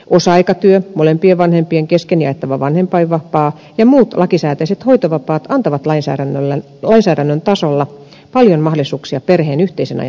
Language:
Finnish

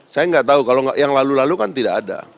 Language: Indonesian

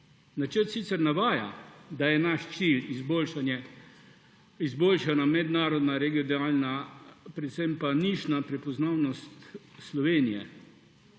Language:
Slovenian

